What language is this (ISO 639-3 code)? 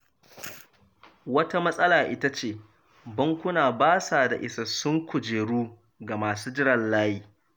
hau